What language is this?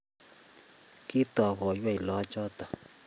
Kalenjin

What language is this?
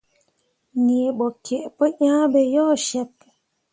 Mundang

